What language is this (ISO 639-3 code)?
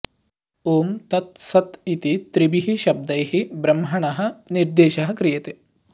san